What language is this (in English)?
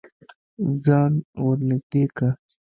Pashto